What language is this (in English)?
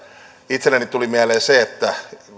Finnish